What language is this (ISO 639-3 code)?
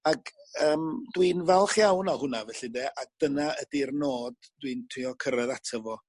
cym